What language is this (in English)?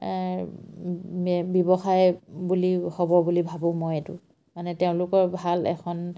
Assamese